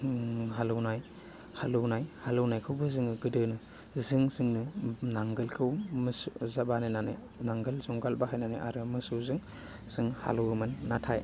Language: Bodo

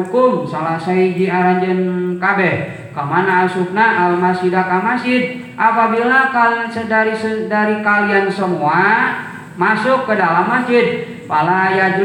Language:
Indonesian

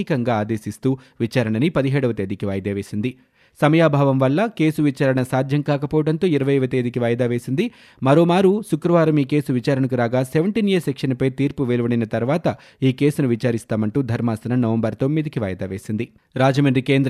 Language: Telugu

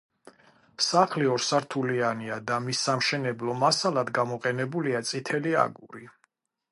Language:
Georgian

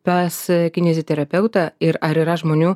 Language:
Lithuanian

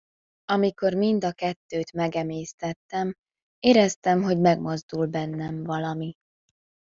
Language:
Hungarian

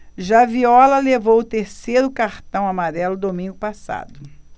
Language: Portuguese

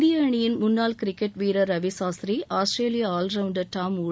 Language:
Tamil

